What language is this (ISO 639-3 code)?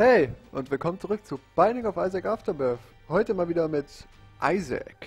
deu